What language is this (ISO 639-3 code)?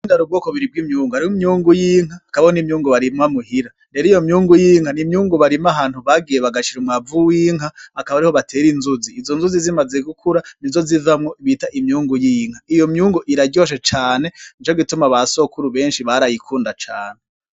run